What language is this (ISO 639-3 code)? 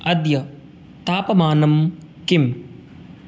san